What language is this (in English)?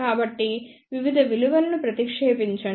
Telugu